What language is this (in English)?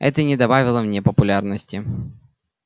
Russian